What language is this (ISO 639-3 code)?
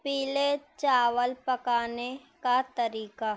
urd